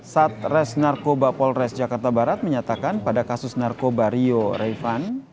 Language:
Indonesian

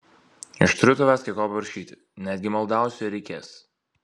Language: Lithuanian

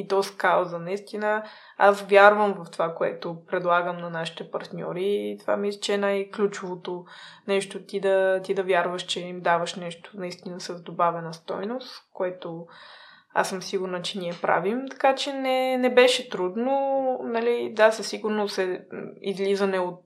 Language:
Bulgarian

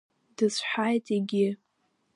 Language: Abkhazian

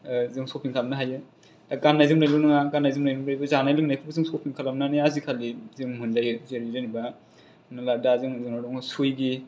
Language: Bodo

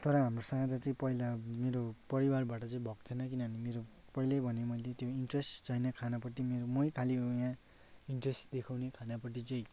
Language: Nepali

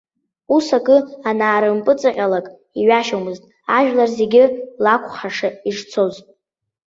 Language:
Abkhazian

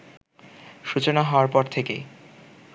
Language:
Bangla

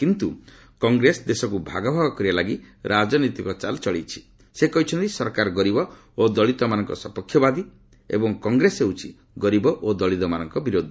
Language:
Odia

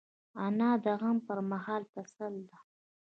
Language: Pashto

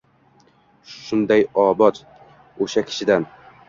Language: Uzbek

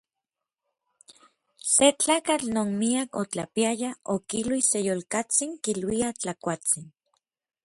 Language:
Orizaba Nahuatl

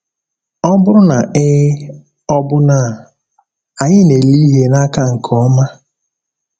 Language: Igbo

